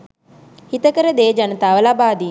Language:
Sinhala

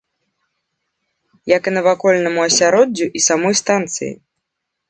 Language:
Belarusian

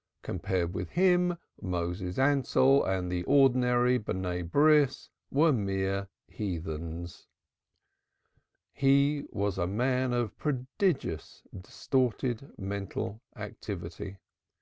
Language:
English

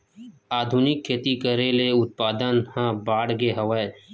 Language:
Chhattisgarhi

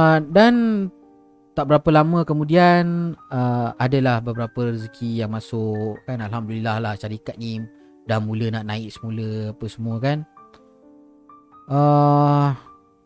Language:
Malay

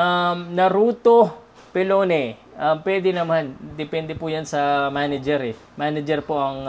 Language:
Filipino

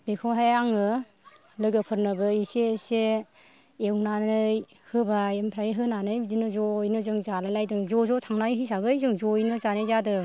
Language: Bodo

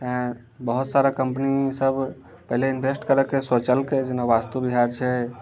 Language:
Maithili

